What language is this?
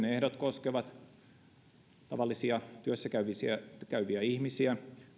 Finnish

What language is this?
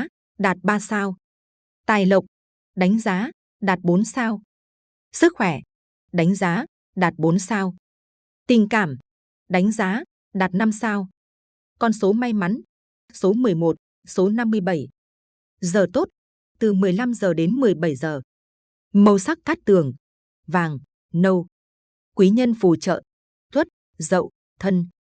Vietnamese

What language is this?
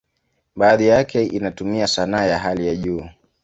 Swahili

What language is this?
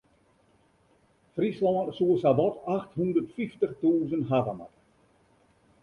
Western Frisian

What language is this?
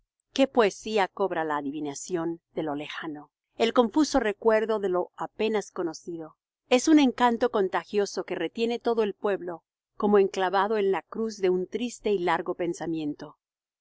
Spanish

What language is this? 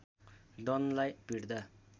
Nepali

